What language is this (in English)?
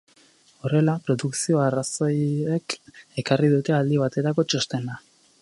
Basque